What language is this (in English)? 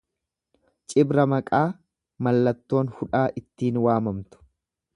Oromo